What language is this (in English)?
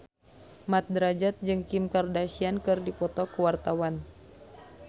Sundanese